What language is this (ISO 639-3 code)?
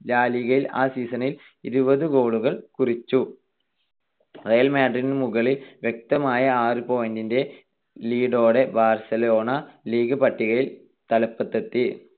mal